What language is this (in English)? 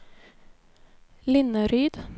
Swedish